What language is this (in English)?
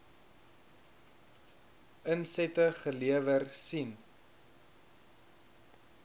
Afrikaans